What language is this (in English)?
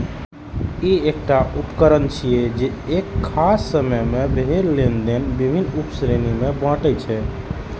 Maithili